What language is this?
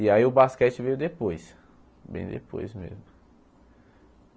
Portuguese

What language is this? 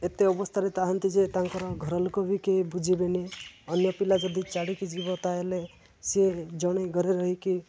Odia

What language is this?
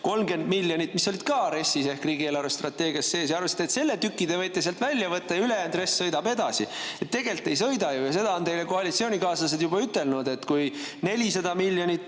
Estonian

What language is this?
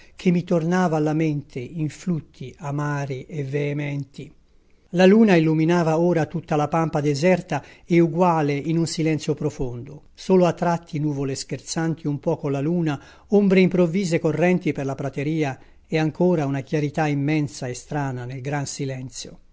Italian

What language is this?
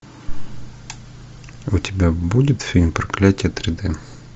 Russian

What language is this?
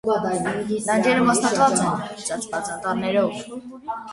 Armenian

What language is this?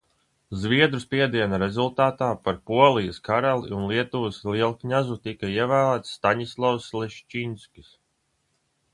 Latvian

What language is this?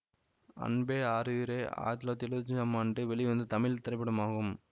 Tamil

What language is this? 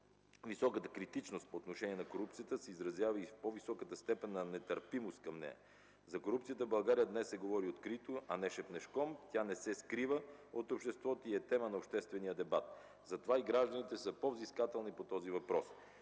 Bulgarian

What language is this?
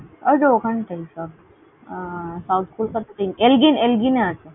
Bangla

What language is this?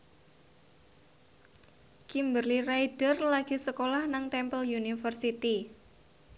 Javanese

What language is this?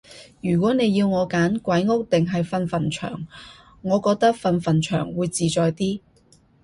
Cantonese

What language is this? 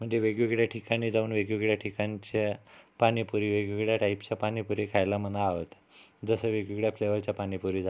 Marathi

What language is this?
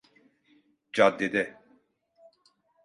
Turkish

